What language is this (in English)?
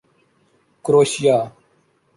Urdu